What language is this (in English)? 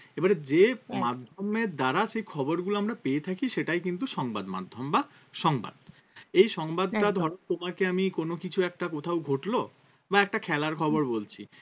Bangla